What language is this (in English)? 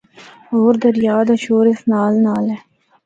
Northern Hindko